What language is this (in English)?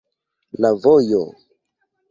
Esperanto